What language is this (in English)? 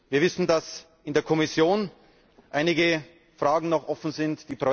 German